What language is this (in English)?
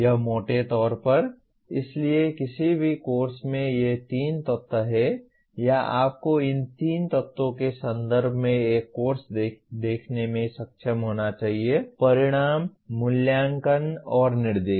Hindi